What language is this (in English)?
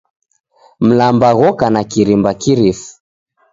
Taita